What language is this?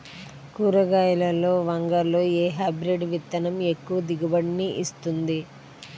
Telugu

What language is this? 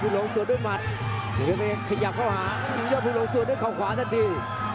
Thai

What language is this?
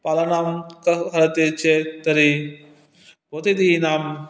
Sanskrit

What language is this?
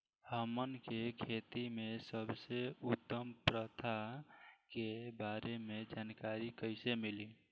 Bhojpuri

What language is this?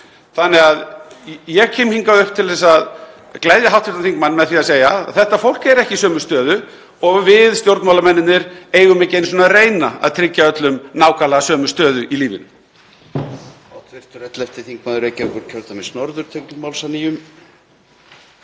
Icelandic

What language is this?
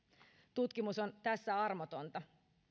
Finnish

